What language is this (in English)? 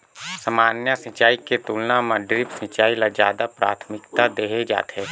Chhattisgarhi